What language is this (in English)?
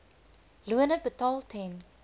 Afrikaans